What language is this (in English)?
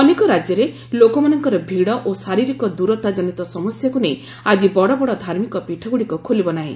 Odia